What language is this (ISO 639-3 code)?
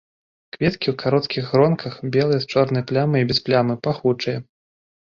bel